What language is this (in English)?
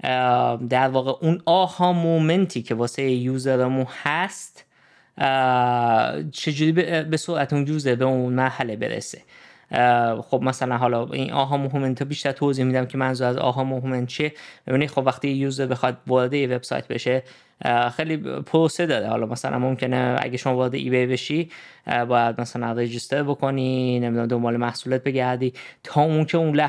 Persian